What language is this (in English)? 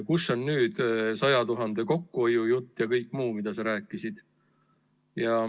Estonian